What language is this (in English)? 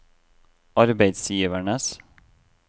Norwegian